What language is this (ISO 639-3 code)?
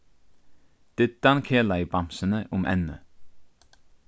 fao